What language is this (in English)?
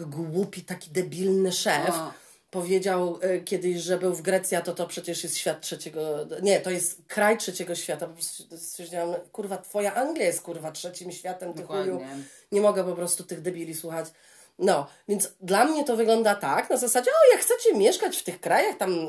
Polish